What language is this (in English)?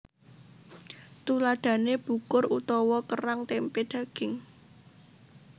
Javanese